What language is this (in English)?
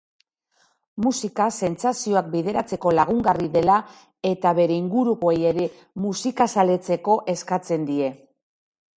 Basque